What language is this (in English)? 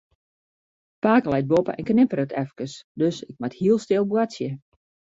Western Frisian